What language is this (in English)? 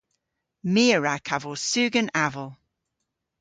Cornish